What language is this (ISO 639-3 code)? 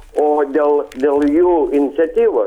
lit